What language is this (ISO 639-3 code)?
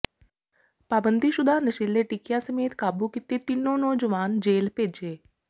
pan